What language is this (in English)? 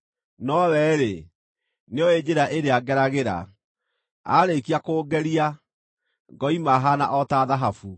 Kikuyu